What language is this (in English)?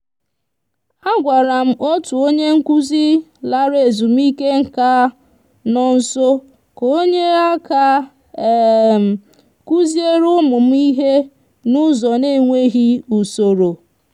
Igbo